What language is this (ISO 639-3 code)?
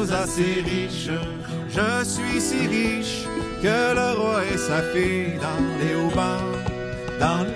fra